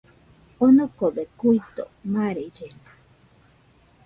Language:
Nüpode Huitoto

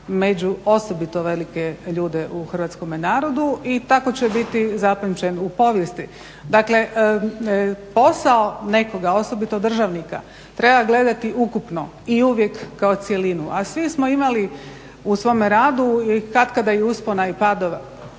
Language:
Croatian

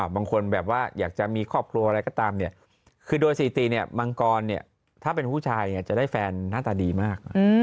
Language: Thai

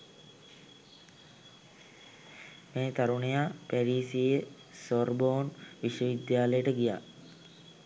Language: Sinhala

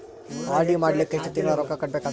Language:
Kannada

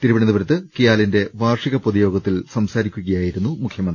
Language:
Malayalam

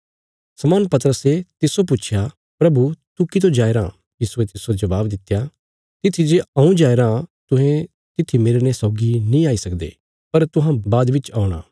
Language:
Bilaspuri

